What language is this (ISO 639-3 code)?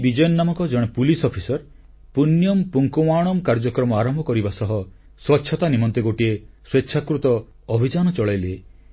ori